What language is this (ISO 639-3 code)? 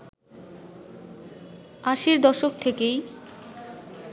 ben